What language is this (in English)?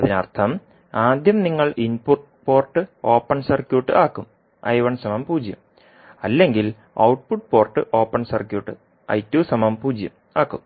Malayalam